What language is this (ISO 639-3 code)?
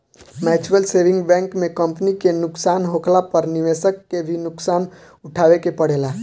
bho